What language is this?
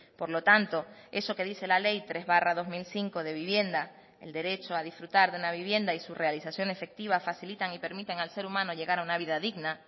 Spanish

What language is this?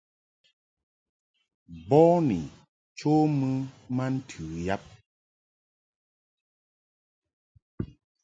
Mungaka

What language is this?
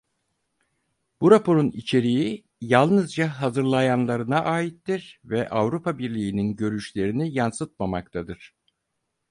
Turkish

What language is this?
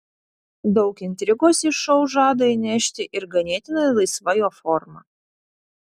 Lithuanian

